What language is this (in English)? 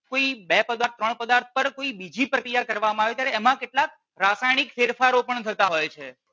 Gujarati